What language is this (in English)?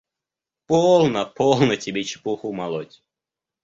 Russian